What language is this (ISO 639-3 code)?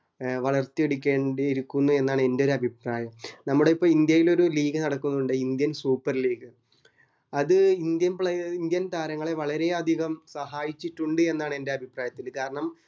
mal